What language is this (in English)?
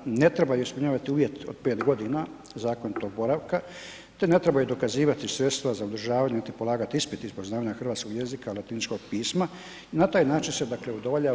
Croatian